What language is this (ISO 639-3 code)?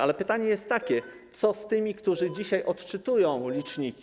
pol